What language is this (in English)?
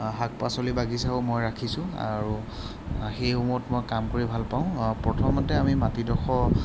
Assamese